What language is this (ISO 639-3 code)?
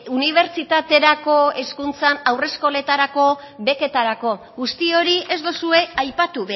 eus